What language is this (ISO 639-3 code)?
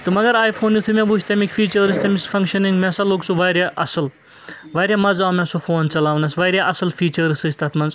kas